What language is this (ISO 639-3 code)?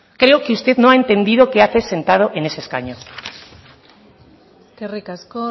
spa